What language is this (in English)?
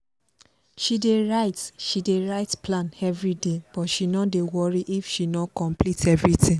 Nigerian Pidgin